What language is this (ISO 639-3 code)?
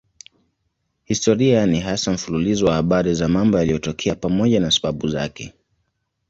swa